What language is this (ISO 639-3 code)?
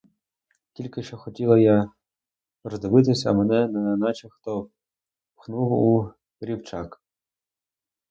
ukr